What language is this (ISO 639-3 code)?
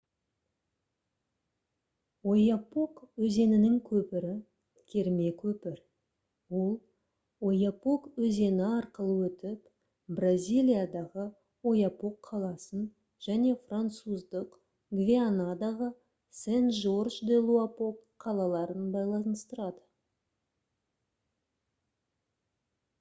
kaz